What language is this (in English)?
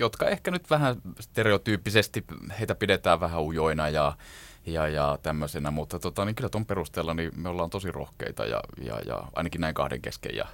Finnish